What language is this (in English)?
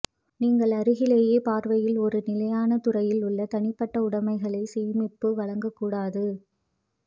Tamil